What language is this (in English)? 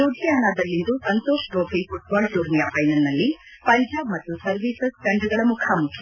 Kannada